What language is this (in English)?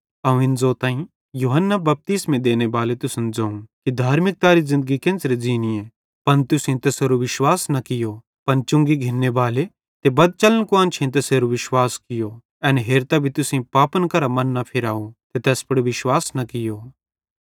Bhadrawahi